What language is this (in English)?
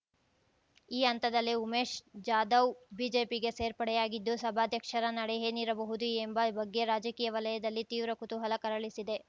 Kannada